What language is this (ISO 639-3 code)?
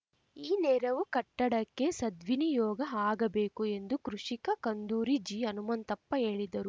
kan